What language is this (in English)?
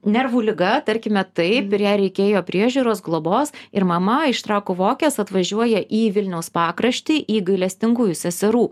Lithuanian